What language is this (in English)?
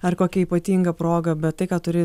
Lithuanian